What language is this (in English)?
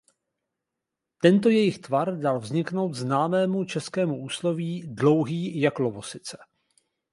Czech